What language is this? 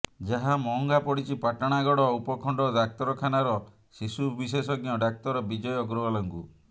Odia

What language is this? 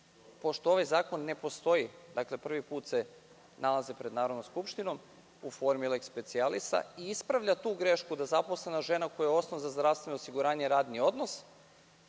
Serbian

